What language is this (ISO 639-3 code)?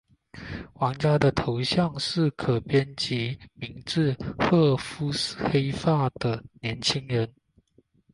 zho